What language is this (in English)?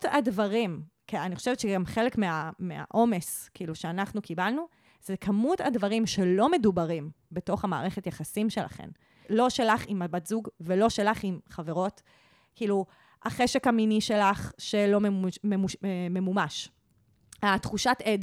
Hebrew